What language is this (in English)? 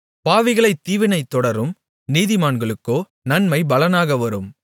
Tamil